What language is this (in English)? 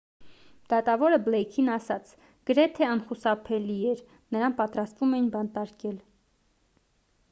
Armenian